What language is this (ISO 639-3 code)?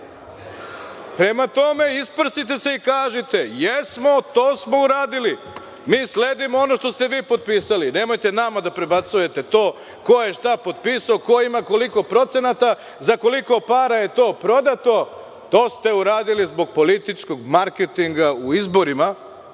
srp